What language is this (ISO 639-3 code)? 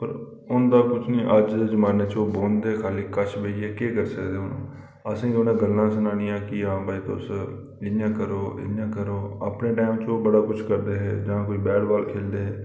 doi